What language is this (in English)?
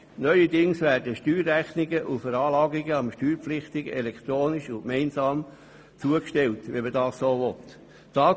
Swiss German